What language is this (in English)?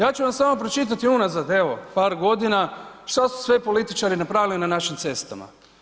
Croatian